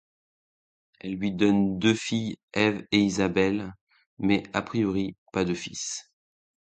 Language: French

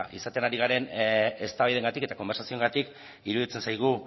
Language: Basque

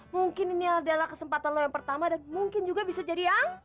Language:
Indonesian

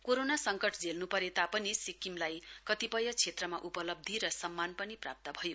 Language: Nepali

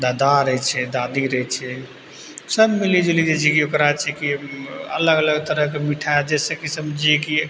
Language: Maithili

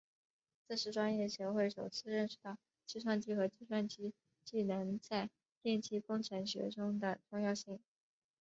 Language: Chinese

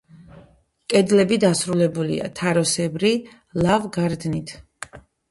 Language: Georgian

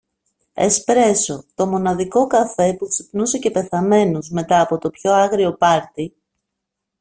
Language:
Greek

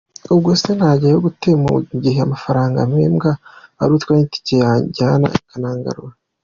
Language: Kinyarwanda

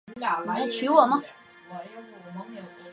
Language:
Chinese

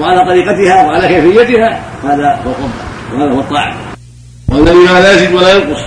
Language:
Arabic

